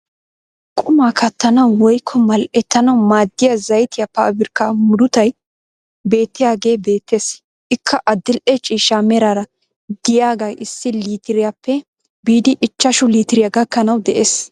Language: Wolaytta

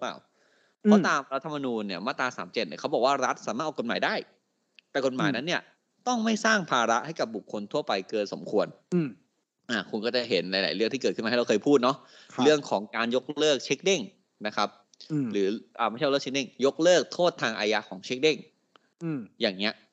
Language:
Thai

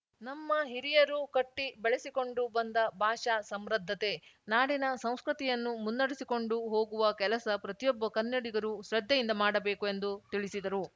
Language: Kannada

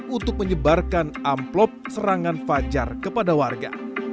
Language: Indonesian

